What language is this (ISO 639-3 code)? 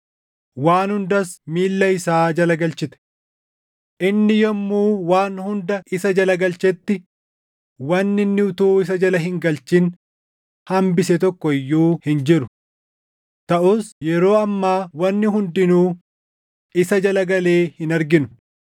orm